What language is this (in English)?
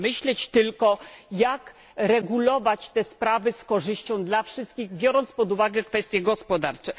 Polish